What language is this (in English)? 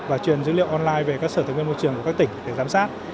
Vietnamese